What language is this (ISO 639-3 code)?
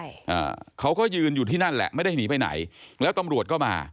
tha